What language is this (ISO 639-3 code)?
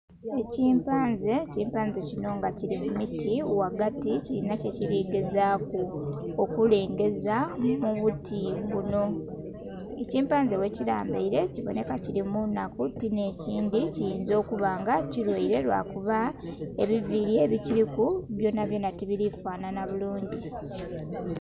xog